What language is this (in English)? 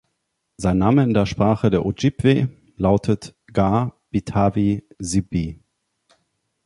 German